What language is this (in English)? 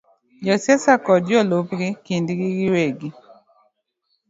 Luo (Kenya and Tanzania)